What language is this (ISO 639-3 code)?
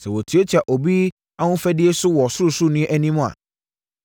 aka